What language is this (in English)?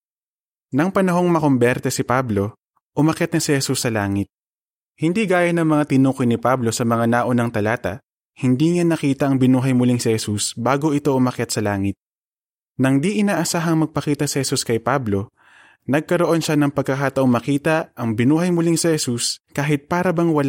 Filipino